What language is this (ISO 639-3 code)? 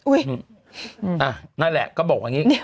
tha